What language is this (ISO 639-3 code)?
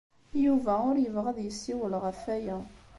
kab